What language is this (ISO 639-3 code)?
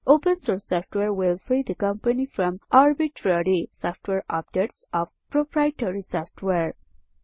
nep